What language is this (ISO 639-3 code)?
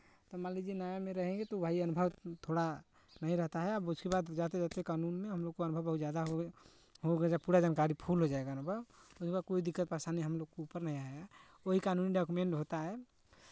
hin